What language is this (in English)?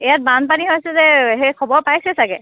Assamese